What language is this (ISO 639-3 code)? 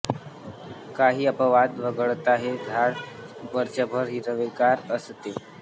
mar